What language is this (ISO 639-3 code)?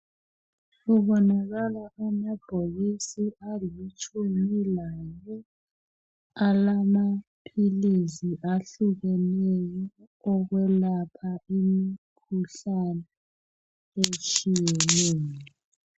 nde